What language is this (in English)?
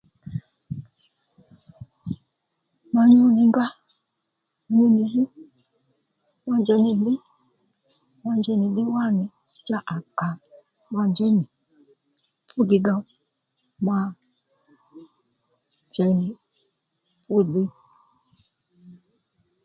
Lendu